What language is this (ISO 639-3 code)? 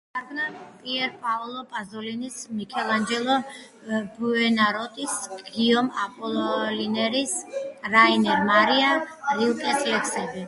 kat